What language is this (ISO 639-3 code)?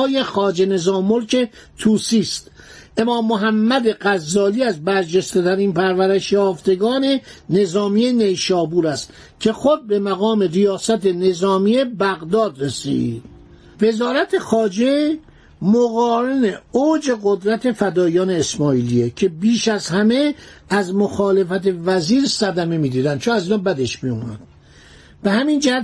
fas